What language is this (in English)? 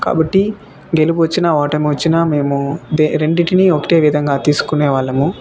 Telugu